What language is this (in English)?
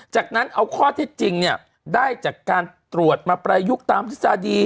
Thai